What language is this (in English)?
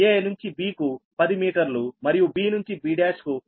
Telugu